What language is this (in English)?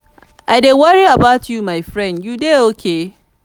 Nigerian Pidgin